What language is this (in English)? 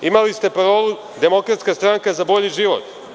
Serbian